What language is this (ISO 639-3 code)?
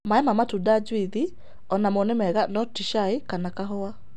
kik